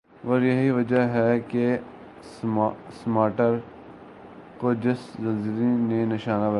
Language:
Urdu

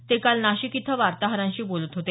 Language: Marathi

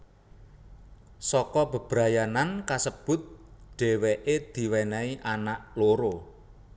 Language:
Javanese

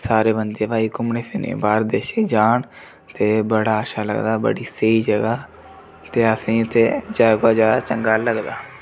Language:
Dogri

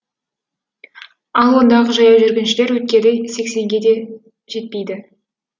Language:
Kazakh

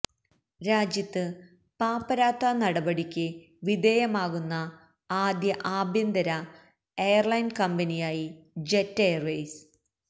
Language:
Malayalam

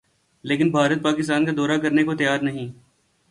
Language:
Urdu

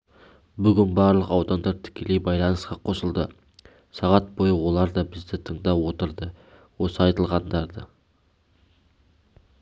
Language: Kazakh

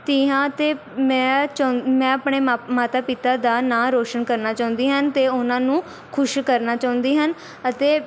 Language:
Punjabi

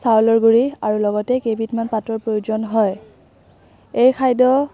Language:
Assamese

